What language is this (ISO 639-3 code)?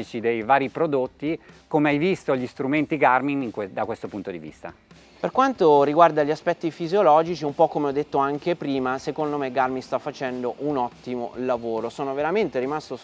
ita